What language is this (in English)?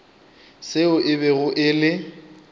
Northern Sotho